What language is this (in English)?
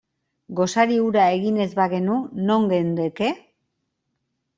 Basque